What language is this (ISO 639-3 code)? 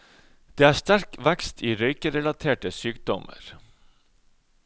nor